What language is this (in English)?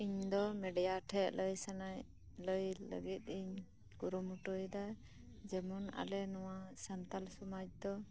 Santali